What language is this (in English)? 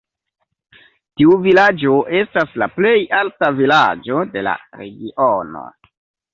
Esperanto